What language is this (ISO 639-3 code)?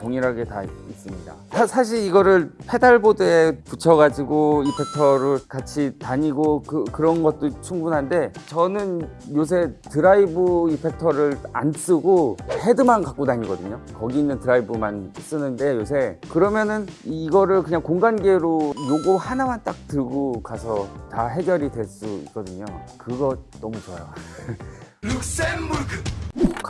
kor